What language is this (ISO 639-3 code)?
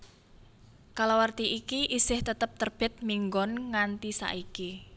jav